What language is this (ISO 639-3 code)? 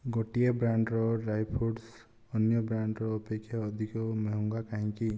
ori